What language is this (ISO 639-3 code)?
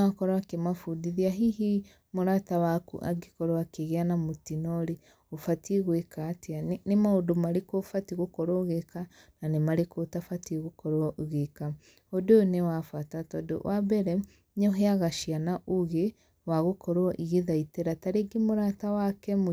kik